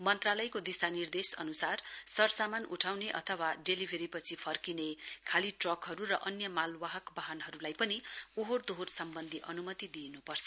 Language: Nepali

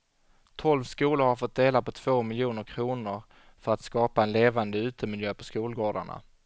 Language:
Swedish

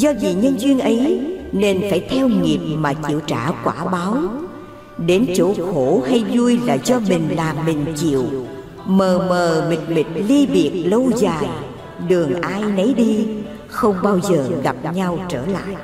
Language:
Vietnamese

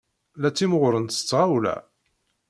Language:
Kabyle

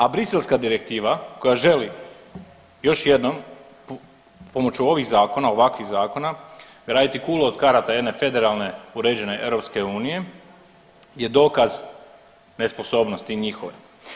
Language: Croatian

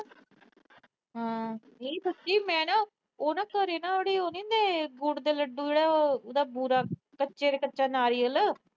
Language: Punjabi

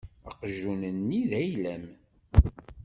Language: Kabyle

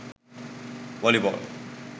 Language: Sinhala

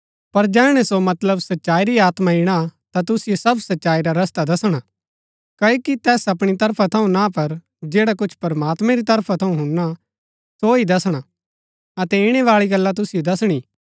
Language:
Gaddi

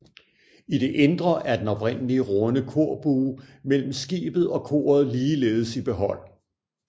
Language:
Danish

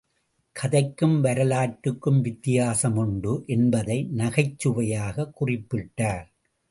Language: Tamil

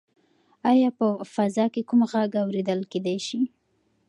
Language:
Pashto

